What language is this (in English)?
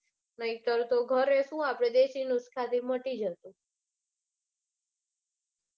Gujarati